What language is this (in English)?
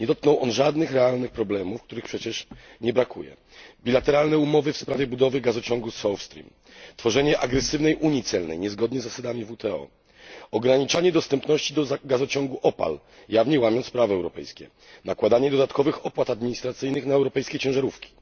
Polish